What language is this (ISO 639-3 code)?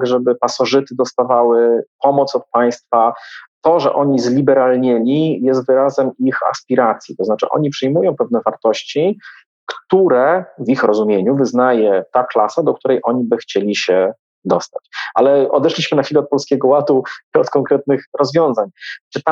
pol